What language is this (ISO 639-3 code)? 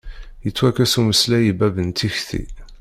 kab